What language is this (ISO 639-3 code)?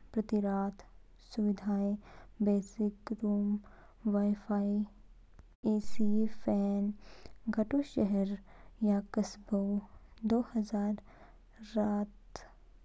kfk